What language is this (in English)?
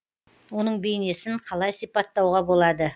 Kazakh